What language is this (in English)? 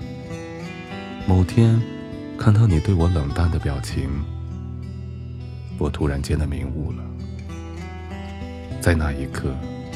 Chinese